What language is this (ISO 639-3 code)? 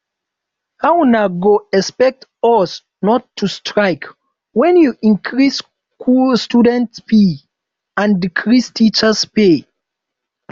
pcm